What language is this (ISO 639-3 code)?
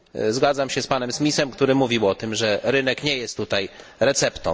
pol